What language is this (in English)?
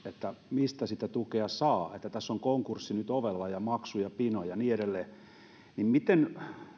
Finnish